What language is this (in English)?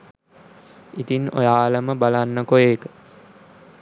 Sinhala